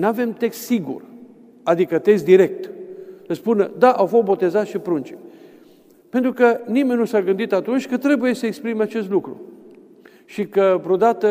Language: Romanian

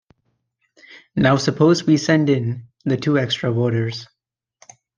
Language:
English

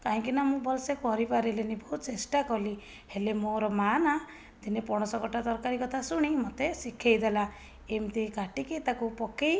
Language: Odia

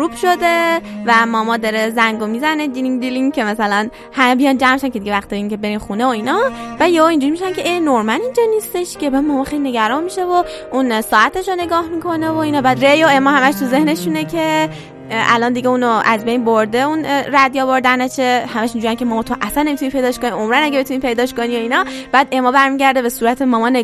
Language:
Persian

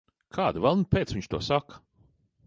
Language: Latvian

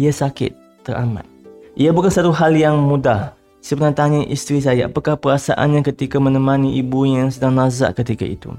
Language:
Malay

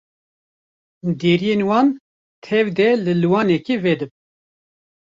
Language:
Kurdish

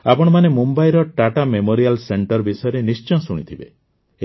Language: Odia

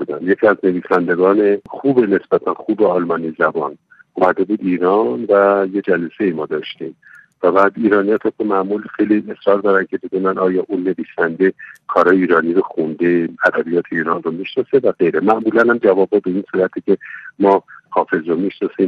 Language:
Persian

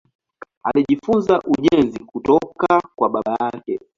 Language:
Swahili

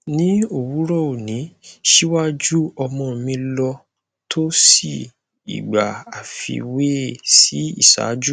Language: Yoruba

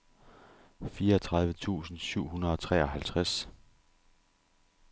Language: Danish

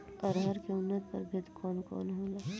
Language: Bhojpuri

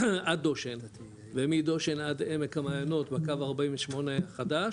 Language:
Hebrew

